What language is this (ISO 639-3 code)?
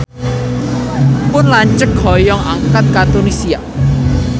sun